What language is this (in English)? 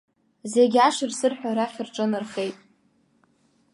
Abkhazian